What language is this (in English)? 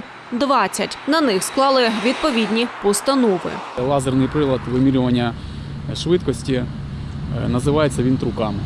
Ukrainian